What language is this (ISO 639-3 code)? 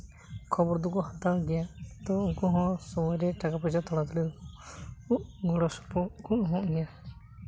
sat